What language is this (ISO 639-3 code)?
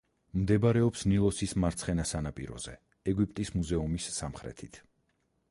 kat